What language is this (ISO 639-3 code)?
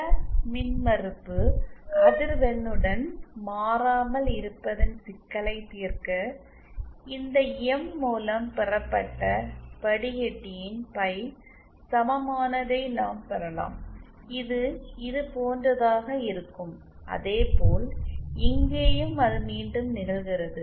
tam